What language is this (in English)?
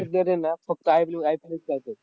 Marathi